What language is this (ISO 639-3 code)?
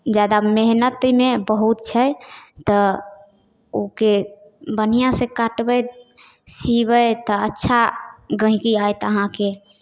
mai